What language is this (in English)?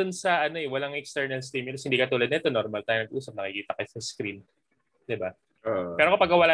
Filipino